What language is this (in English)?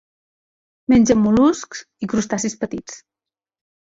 Catalan